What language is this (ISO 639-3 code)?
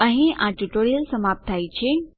guj